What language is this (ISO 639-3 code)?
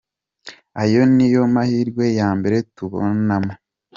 kin